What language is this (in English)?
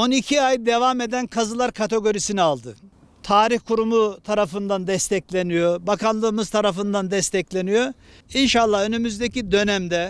Turkish